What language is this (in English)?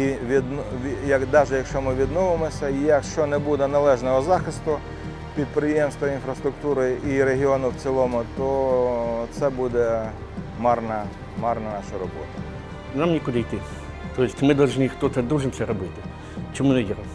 Ukrainian